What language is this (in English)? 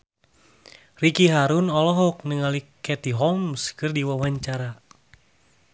Sundanese